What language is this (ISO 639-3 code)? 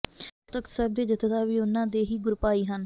pan